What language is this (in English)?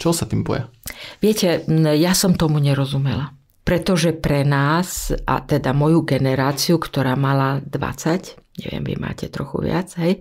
Slovak